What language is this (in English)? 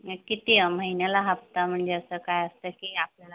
Marathi